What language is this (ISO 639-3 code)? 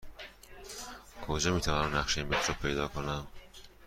fas